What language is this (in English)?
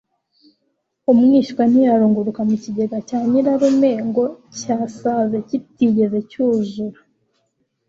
Kinyarwanda